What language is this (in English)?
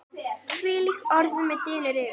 Icelandic